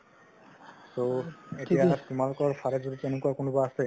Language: Assamese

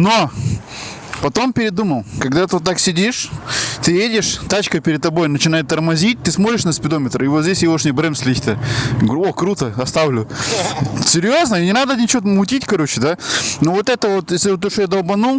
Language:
Russian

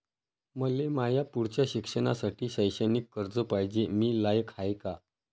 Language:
Marathi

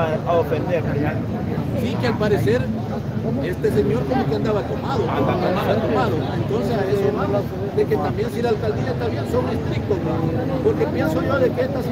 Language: Spanish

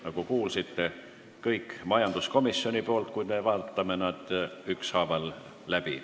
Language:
Estonian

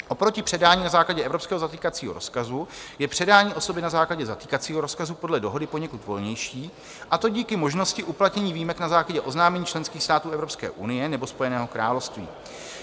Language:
Czech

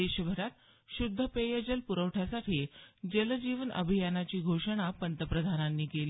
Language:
Marathi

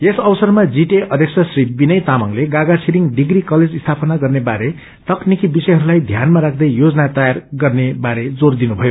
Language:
Nepali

